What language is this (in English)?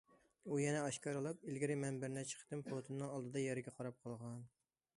Uyghur